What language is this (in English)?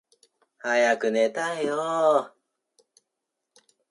Japanese